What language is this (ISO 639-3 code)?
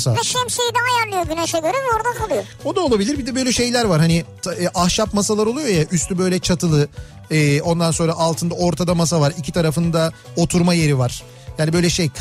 tur